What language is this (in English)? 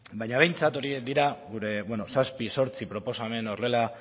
Basque